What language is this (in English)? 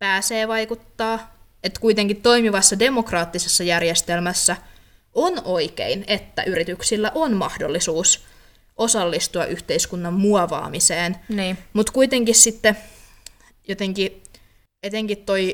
Finnish